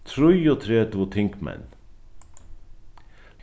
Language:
Faroese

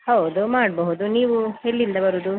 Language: Kannada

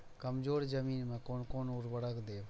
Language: Maithili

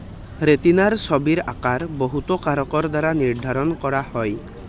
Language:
Assamese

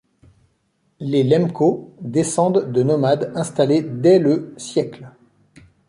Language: French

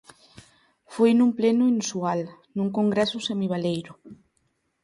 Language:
Galician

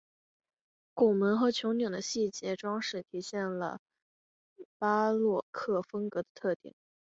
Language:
Chinese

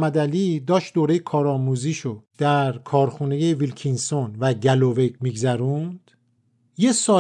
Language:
Persian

